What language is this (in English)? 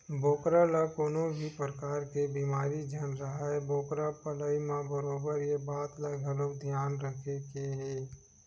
Chhattisgarhi